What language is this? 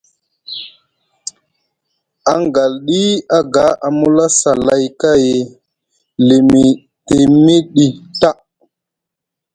Musgu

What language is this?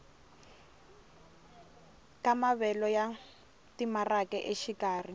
Tsonga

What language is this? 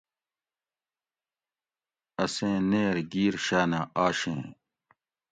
Gawri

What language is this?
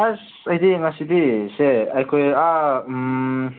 Manipuri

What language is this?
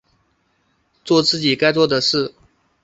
Chinese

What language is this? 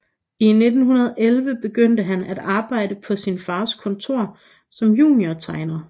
Danish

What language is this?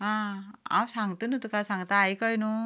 Konkani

